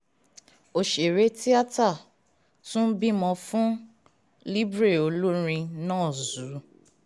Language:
Yoruba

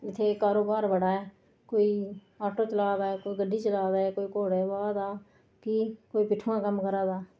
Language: Dogri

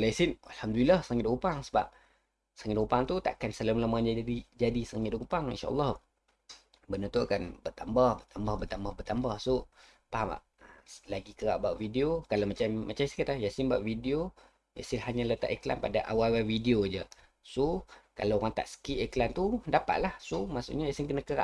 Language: Malay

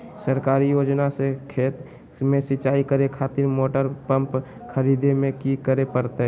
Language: Magahi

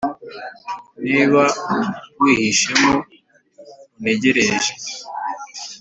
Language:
Kinyarwanda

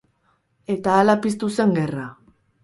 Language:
Basque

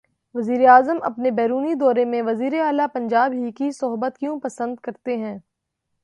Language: Urdu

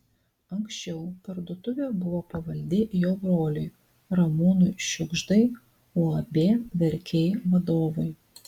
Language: Lithuanian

